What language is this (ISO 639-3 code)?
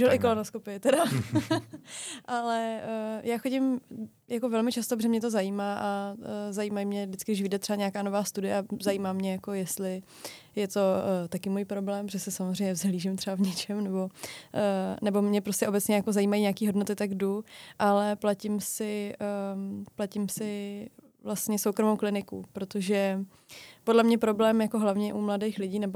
ces